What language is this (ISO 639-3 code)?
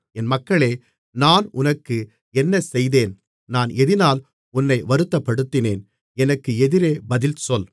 tam